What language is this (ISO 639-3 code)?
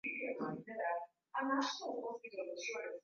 swa